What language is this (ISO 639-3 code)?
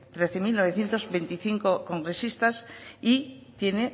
spa